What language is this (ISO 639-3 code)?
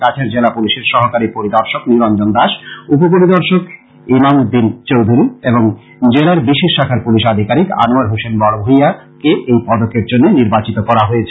ben